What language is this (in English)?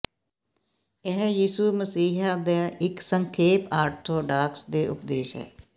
Punjabi